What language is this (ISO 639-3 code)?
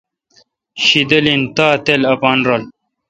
xka